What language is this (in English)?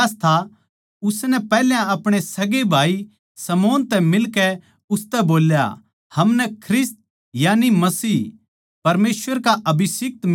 Haryanvi